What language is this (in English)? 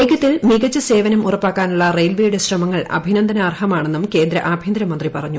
Malayalam